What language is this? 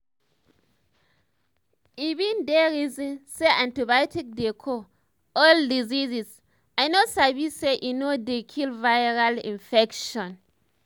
Nigerian Pidgin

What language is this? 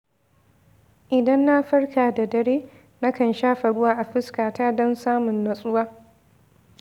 Hausa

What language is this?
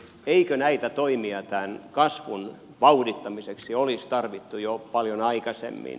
Finnish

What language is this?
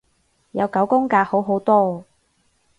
Cantonese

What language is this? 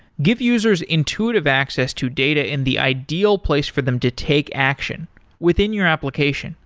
English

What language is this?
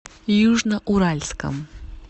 Russian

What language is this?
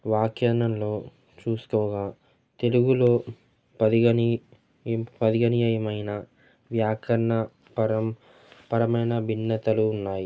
Telugu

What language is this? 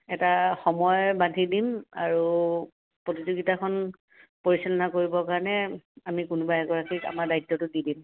Assamese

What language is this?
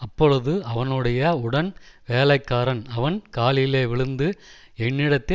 Tamil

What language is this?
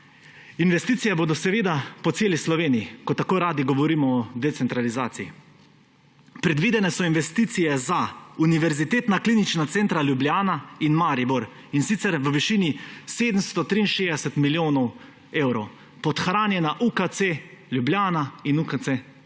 Slovenian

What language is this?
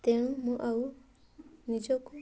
Odia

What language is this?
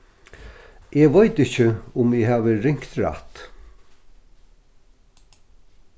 Faroese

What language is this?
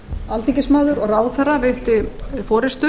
Icelandic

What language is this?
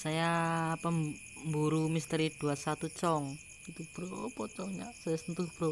Indonesian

